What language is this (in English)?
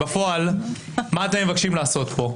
Hebrew